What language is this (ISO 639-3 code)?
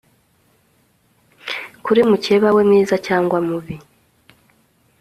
kin